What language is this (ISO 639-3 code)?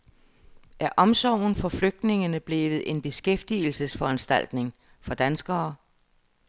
dan